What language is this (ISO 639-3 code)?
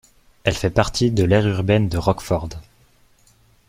fra